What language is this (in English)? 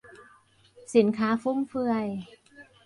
Thai